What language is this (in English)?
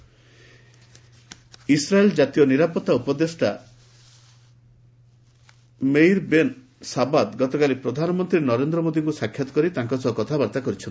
Odia